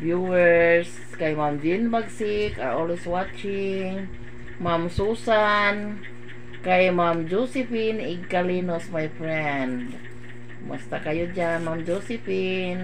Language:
Filipino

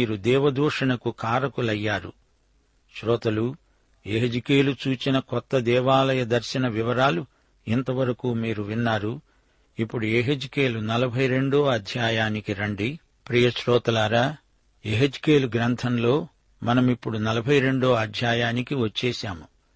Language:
Telugu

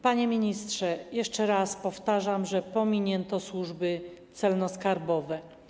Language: Polish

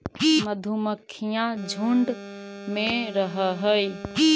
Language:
Magahi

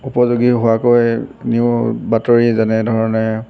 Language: Assamese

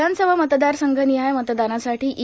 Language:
Marathi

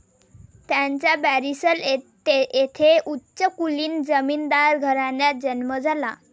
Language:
Marathi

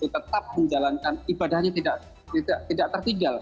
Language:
Indonesian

